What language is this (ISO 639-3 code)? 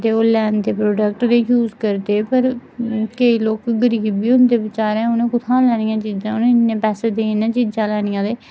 doi